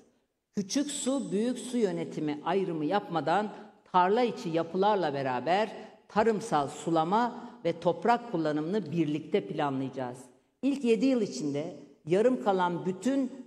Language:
Turkish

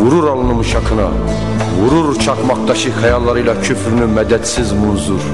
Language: Turkish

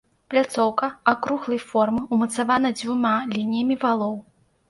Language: Belarusian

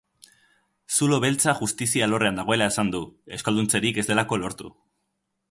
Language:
Basque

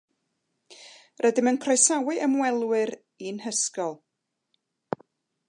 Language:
Welsh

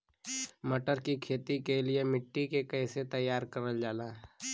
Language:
Bhojpuri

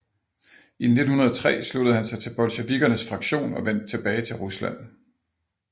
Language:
Danish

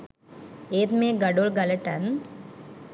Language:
Sinhala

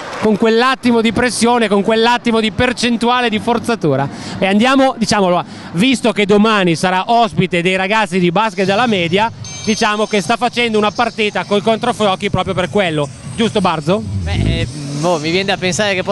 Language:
Italian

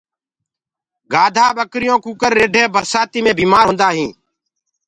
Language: Gurgula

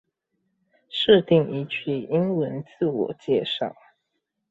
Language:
Chinese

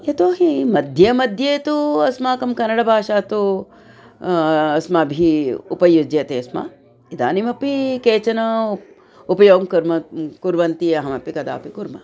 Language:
Sanskrit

